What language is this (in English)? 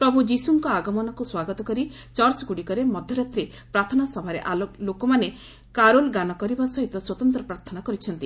Odia